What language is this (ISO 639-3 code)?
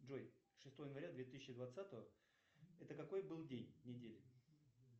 rus